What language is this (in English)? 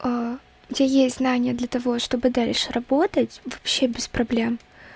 Russian